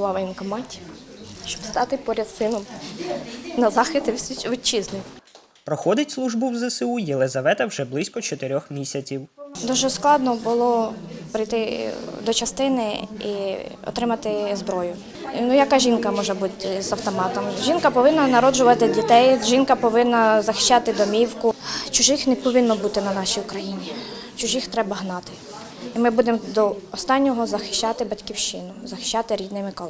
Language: Ukrainian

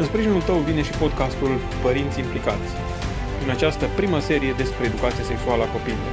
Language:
Romanian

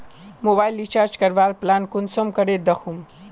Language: Magahi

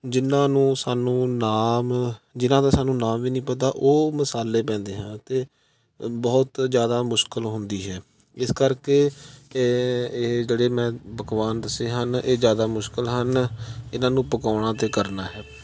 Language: Punjabi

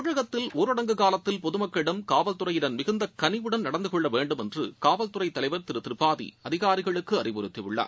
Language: Tamil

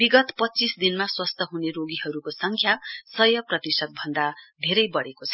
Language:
Nepali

